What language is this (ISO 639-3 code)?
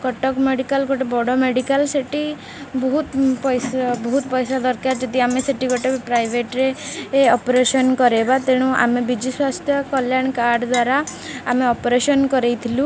ori